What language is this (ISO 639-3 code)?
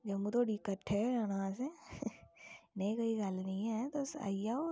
doi